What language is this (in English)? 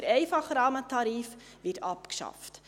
Swiss German